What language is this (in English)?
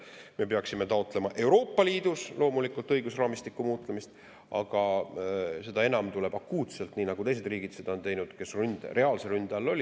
Estonian